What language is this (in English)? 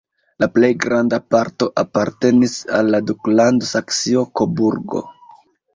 Esperanto